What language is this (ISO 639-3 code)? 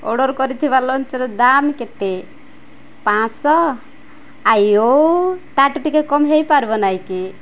ori